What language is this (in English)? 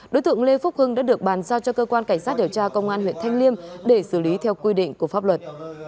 Vietnamese